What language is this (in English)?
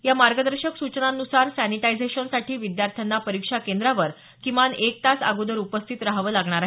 Marathi